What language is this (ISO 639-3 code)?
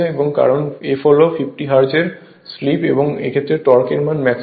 ben